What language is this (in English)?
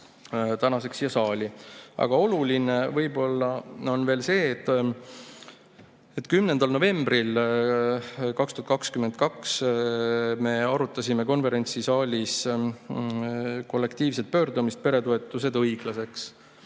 Estonian